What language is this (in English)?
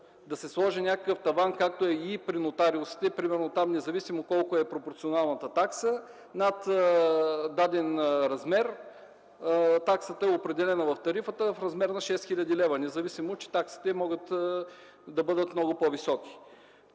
Bulgarian